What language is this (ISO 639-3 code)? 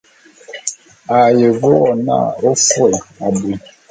bum